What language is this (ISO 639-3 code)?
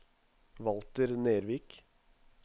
nor